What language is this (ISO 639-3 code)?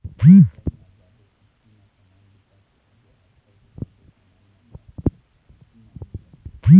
hne